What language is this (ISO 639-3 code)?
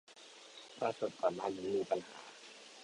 tha